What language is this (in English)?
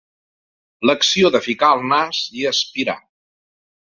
Catalan